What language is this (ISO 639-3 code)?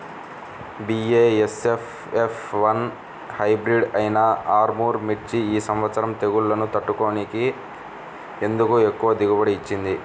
tel